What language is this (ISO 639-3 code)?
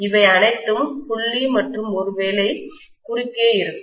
tam